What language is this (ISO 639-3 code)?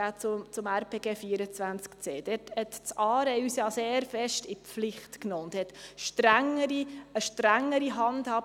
gsw